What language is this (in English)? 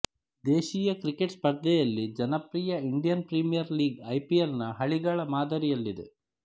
Kannada